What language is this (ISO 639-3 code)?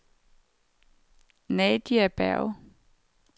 dan